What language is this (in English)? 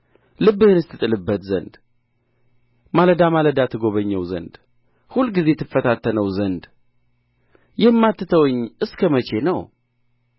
Amharic